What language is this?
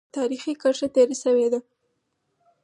Pashto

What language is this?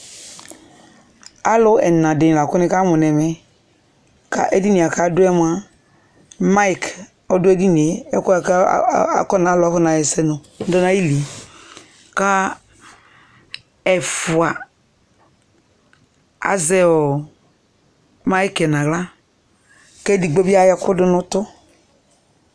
Ikposo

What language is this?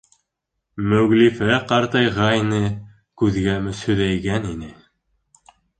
Bashkir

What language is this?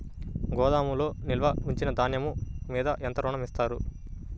Telugu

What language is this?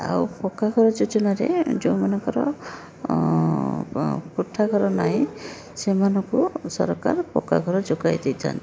Odia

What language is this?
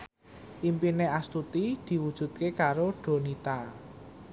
Javanese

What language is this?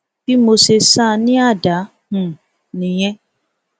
Yoruba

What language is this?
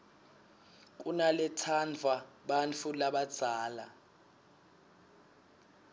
Swati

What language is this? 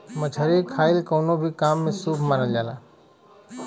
Bhojpuri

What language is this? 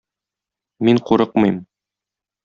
Tatar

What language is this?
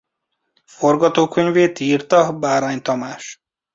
Hungarian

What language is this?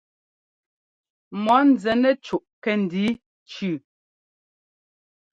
Ngomba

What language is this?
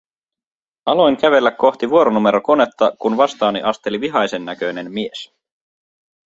Finnish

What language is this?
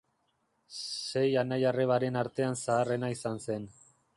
Basque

